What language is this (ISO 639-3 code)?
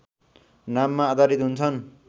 nep